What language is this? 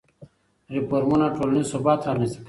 Pashto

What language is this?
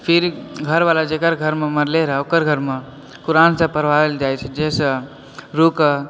Maithili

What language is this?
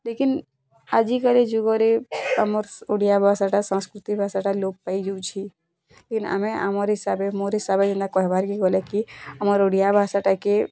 Odia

